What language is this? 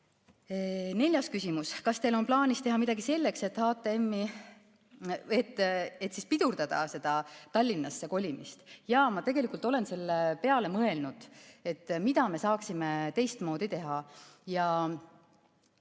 Estonian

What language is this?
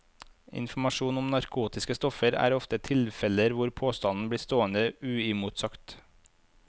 Norwegian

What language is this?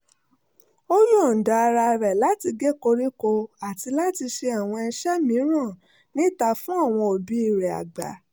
Yoruba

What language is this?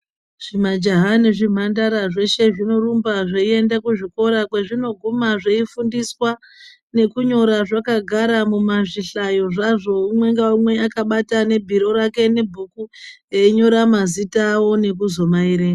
Ndau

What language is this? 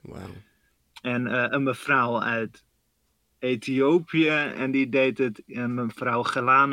Dutch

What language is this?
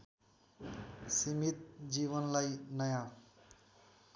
Nepali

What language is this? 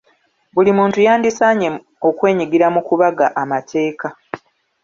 Ganda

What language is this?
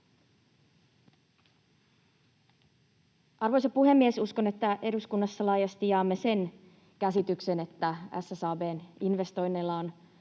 Finnish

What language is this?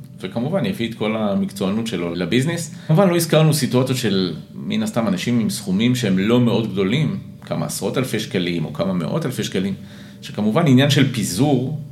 Hebrew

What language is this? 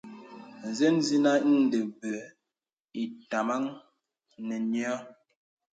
Bebele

